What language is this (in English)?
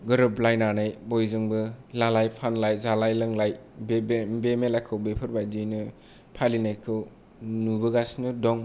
Bodo